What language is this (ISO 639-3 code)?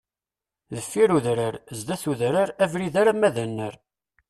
kab